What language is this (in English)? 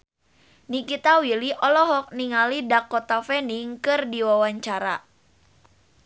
Sundanese